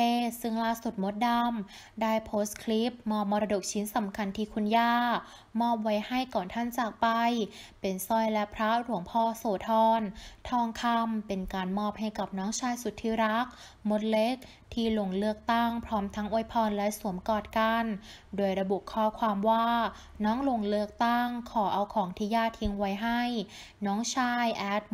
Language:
Thai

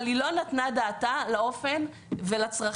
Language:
Hebrew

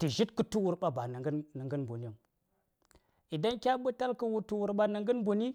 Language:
Saya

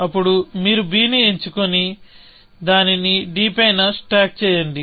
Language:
Telugu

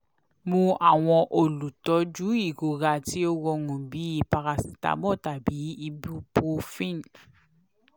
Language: Yoruba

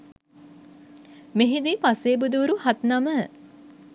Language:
Sinhala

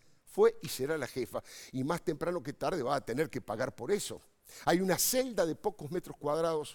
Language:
Spanish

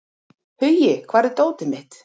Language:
Icelandic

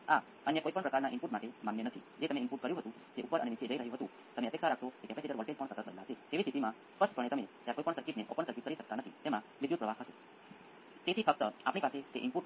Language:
Gujarati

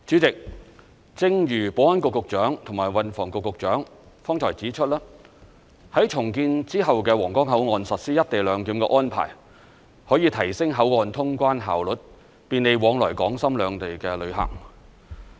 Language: Cantonese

